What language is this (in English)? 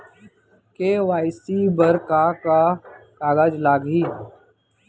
Chhattisgarhi